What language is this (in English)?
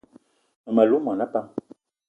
Eton (Cameroon)